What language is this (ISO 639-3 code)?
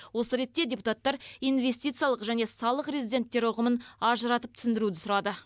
kaz